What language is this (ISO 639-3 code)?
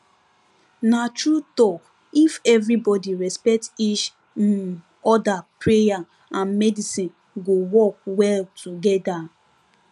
pcm